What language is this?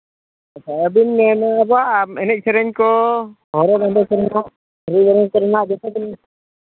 Santali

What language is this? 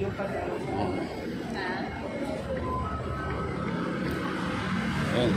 Filipino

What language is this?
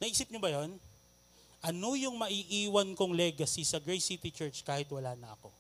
Filipino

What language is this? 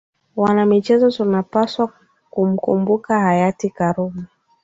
Swahili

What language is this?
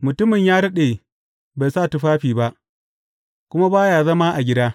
Hausa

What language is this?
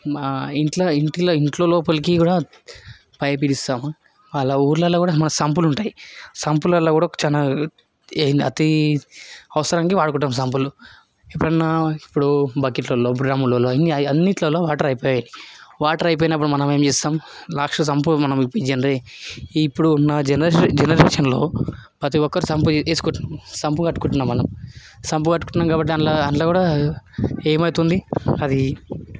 Telugu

